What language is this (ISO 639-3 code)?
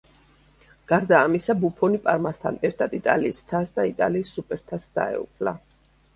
kat